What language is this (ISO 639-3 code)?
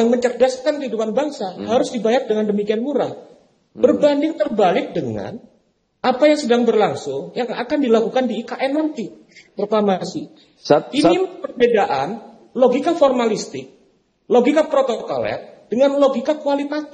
ind